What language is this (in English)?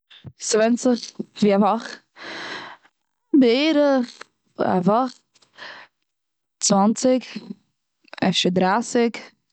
Yiddish